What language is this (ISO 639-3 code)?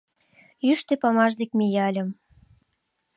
chm